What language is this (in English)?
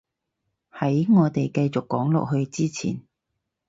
Cantonese